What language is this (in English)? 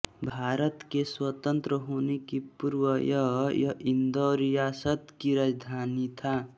Hindi